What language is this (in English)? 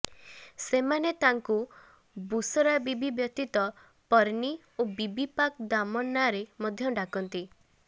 Odia